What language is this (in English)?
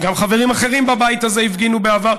Hebrew